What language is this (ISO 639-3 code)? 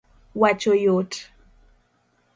luo